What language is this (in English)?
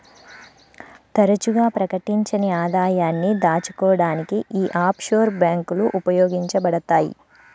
Telugu